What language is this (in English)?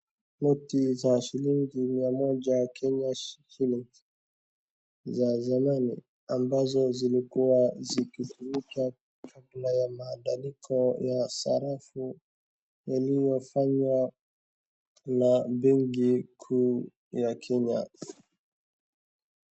Swahili